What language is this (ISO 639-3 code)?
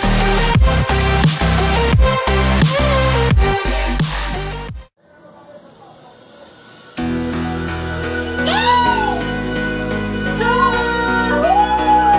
por